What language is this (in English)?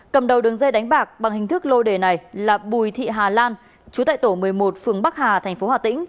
Vietnamese